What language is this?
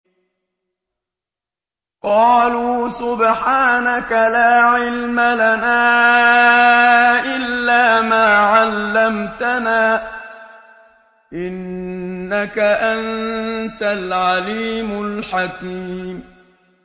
Arabic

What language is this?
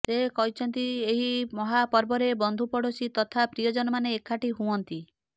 Odia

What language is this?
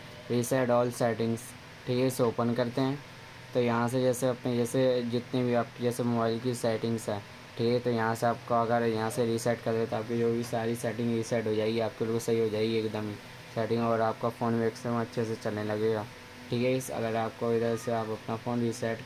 Hindi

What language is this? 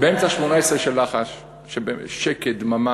Hebrew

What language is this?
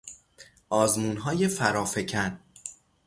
Persian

